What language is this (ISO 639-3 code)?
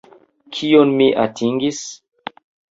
epo